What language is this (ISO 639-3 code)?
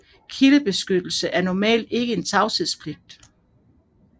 dan